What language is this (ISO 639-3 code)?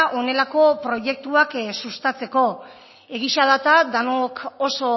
eus